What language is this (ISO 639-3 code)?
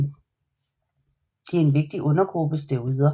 dan